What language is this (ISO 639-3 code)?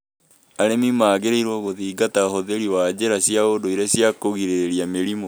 kik